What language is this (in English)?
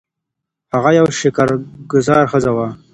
Pashto